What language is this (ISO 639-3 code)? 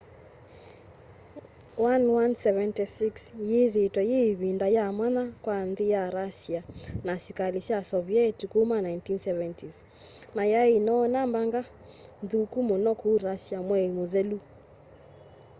kam